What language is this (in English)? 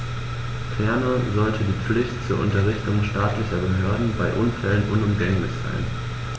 German